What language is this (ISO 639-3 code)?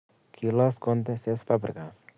kln